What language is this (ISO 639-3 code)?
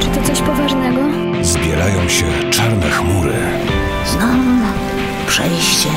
pol